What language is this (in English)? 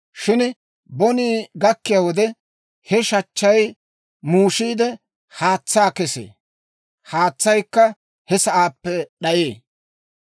Dawro